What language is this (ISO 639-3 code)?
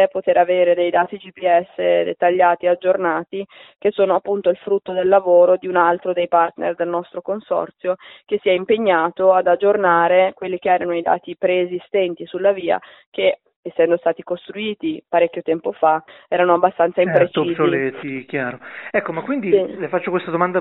ita